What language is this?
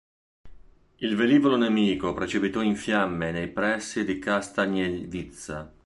Italian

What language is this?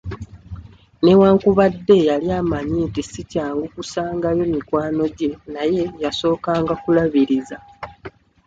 Ganda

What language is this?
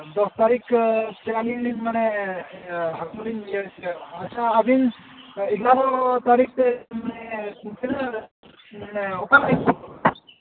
Santali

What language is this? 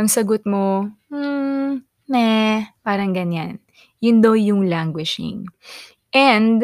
Filipino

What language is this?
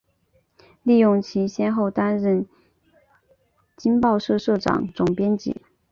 Chinese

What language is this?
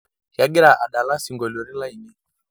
Masai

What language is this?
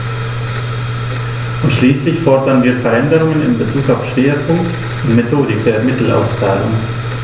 German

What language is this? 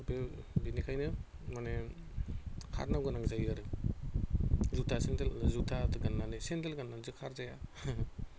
Bodo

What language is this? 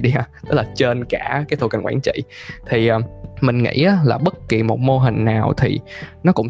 Vietnamese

